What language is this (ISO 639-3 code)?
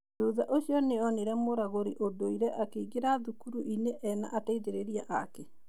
kik